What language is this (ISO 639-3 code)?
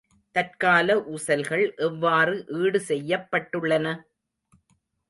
tam